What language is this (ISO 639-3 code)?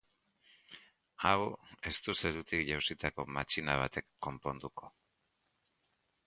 eus